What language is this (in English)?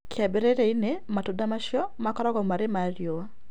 Kikuyu